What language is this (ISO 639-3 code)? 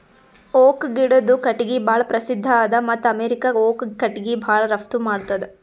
kan